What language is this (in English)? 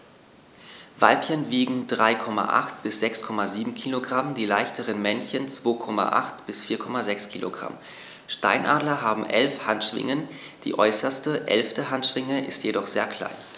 German